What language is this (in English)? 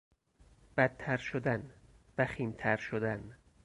Persian